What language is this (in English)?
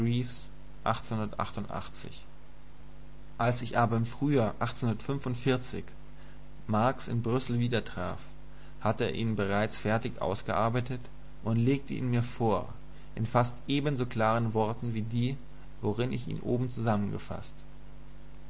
German